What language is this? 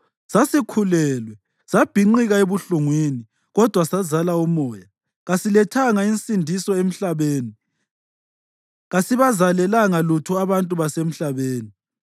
North Ndebele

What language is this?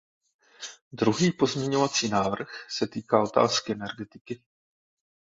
Czech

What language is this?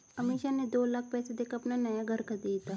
Hindi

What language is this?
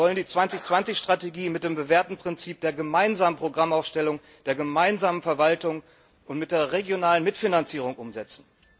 German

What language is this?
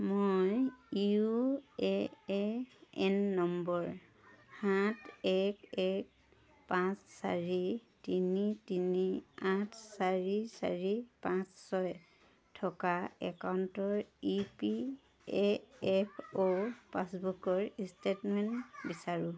Assamese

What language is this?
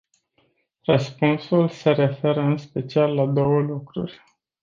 Romanian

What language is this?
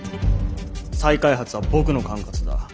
Japanese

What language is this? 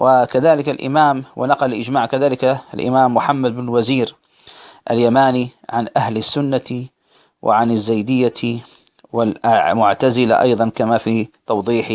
Arabic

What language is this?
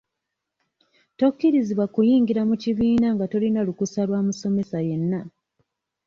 Ganda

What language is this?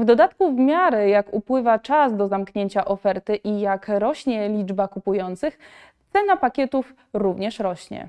Polish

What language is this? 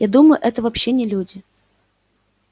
Russian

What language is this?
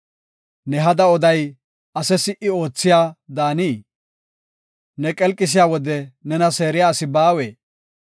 Gofa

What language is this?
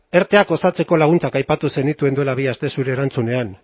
Basque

